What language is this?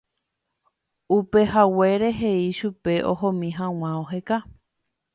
Guarani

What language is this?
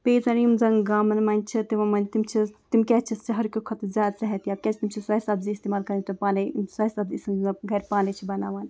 Kashmiri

